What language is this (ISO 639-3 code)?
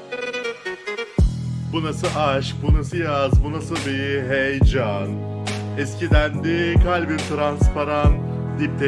tur